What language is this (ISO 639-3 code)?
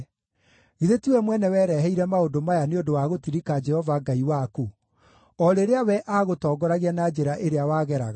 kik